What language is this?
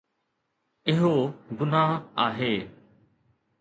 Sindhi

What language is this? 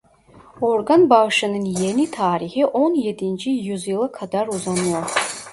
Turkish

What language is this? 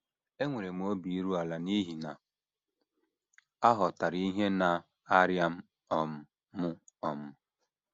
Igbo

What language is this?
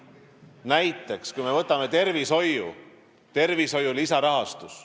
Estonian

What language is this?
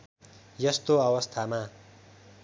Nepali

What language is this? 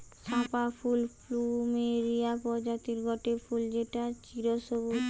Bangla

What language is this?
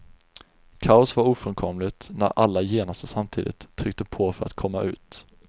Swedish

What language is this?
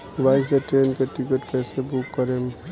Bhojpuri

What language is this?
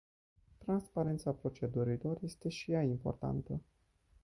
Romanian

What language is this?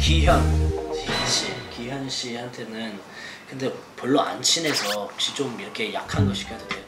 Korean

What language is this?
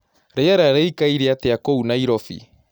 Kikuyu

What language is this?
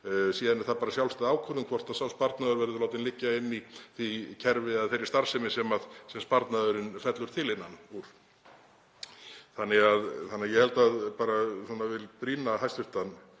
Icelandic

